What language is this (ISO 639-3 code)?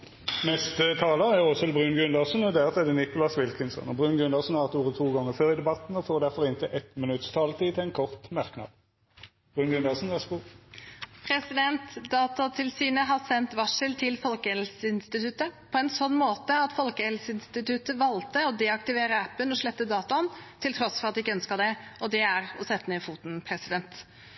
nor